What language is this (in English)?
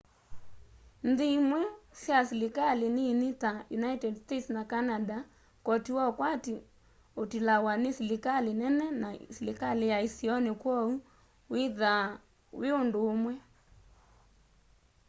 Kamba